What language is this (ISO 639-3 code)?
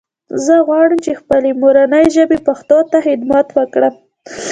pus